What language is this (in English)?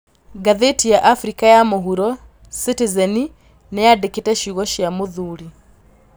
Kikuyu